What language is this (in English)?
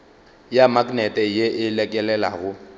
Northern Sotho